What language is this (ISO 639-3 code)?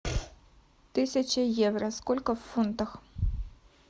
rus